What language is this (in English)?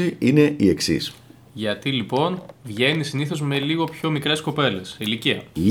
Greek